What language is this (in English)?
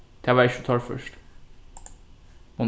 Faroese